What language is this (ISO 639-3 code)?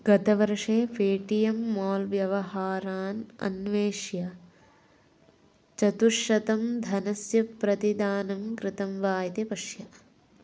san